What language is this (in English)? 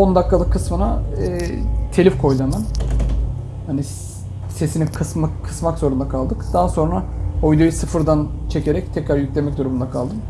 Turkish